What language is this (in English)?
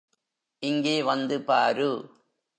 Tamil